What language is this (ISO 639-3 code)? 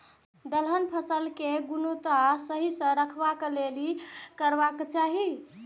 mai